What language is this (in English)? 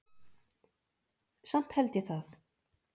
Icelandic